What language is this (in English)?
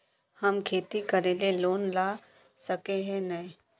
Magahi